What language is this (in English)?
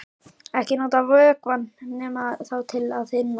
Icelandic